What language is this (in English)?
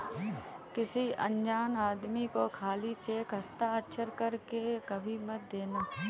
Hindi